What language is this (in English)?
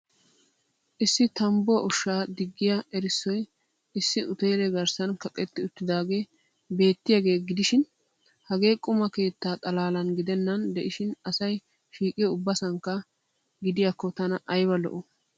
Wolaytta